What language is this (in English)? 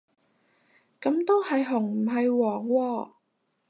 Cantonese